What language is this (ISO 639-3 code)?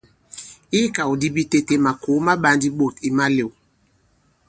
abb